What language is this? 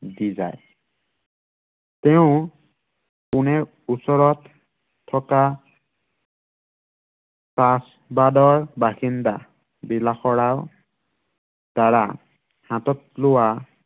Assamese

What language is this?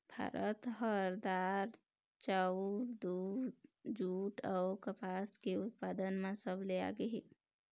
Chhattisgarhi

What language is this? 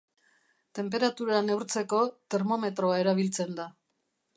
Basque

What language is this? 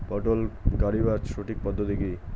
Bangla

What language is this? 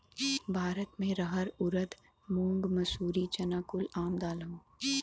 Bhojpuri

